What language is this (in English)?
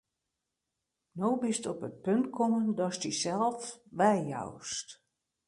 Western Frisian